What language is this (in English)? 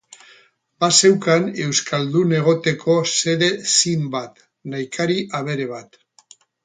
Basque